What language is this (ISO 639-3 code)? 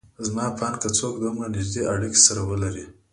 pus